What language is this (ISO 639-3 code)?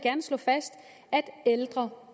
dan